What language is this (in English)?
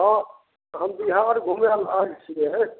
Maithili